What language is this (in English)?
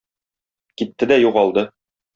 Tatar